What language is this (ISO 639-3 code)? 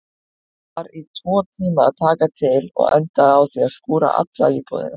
isl